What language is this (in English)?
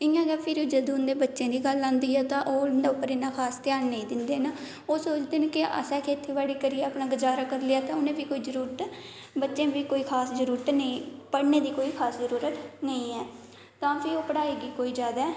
Dogri